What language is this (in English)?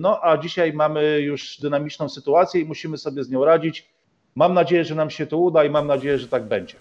Polish